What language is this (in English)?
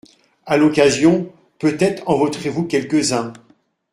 French